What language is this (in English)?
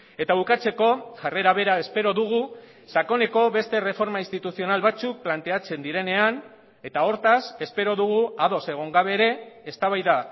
Basque